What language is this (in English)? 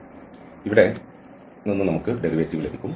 Malayalam